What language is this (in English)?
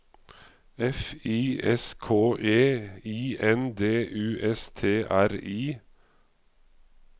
Norwegian